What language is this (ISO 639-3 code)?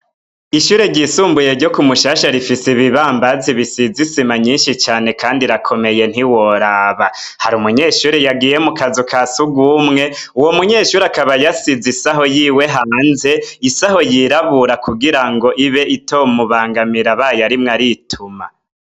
run